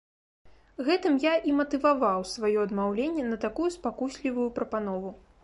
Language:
Belarusian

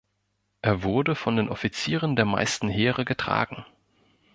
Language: German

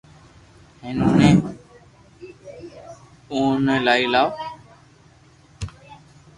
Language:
Loarki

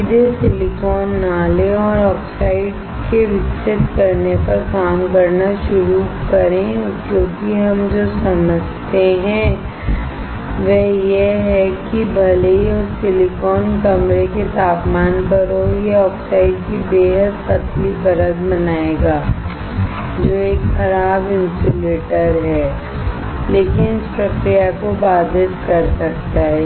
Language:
Hindi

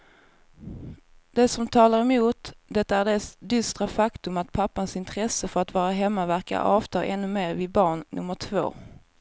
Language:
Swedish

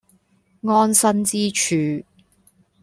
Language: Cantonese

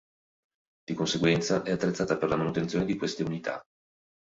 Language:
Italian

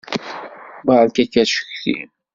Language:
Kabyle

